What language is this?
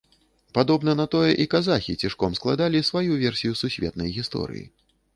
Belarusian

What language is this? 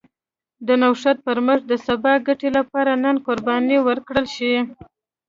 Pashto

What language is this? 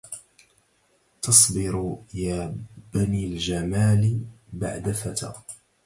Arabic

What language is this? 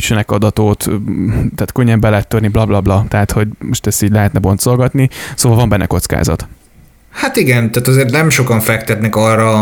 Hungarian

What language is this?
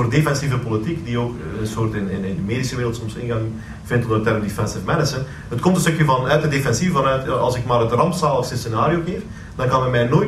Dutch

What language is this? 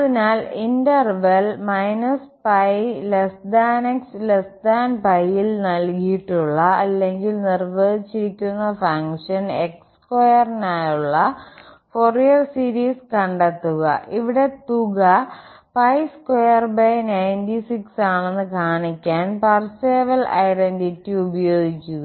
Malayalam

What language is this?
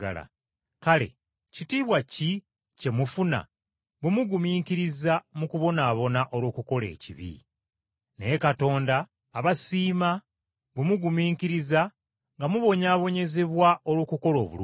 Ganda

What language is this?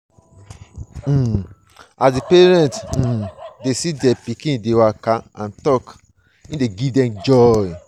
Nigerian Pidgin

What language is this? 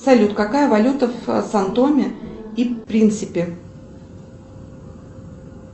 Russian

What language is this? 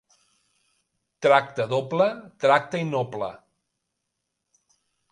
Catalan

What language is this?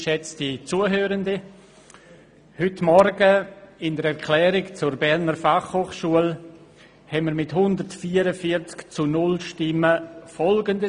Swiss German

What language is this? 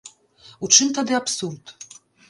Belarusian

